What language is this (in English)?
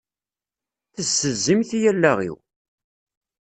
Kabyle